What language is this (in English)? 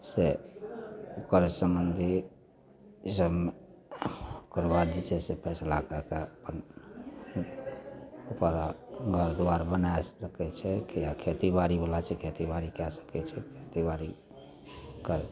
Maithili